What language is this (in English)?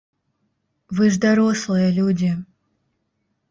Belarusian